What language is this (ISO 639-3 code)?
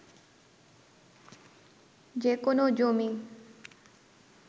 ben